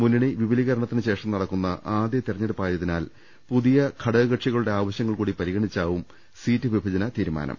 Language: Malayalam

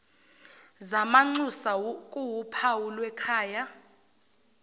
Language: Zulu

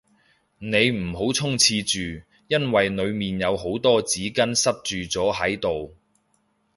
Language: Cantonese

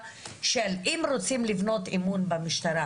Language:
Hebrew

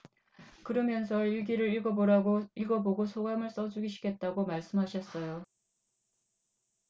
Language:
Korean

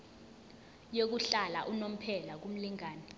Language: Zulu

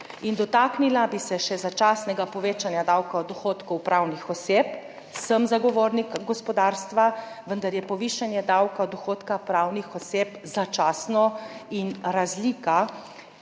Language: Slovenian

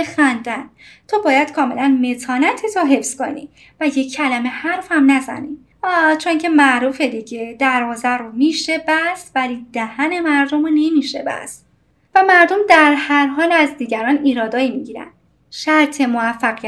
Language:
Persian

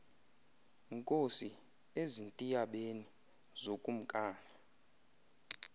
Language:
Xhosa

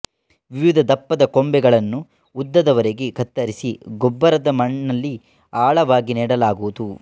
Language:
Kannada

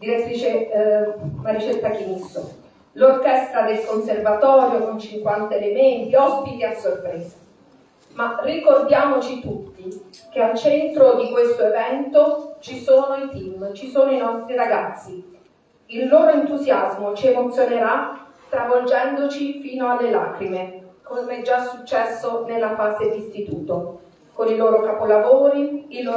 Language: Italian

